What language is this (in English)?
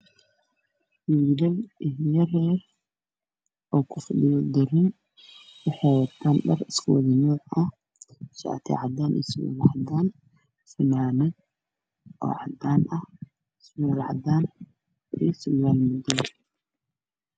Somali